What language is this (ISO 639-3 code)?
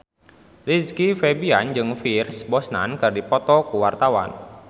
sun